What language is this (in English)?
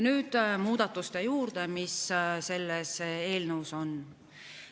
Estonian